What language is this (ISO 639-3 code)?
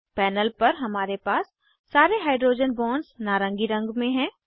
hin